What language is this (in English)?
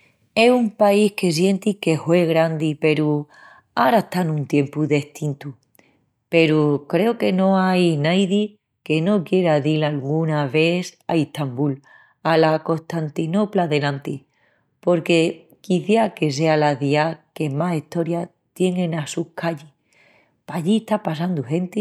Extremaduran